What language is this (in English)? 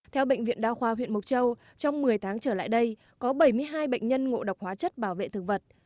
Vietnamese